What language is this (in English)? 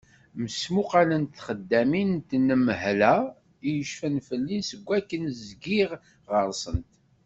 Kabyle